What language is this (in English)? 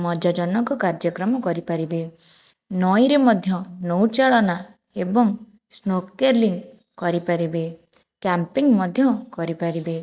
Odia